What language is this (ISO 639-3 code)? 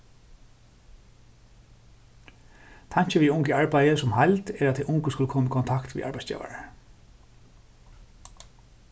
fao